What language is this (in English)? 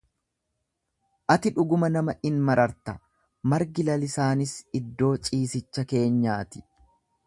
Oromo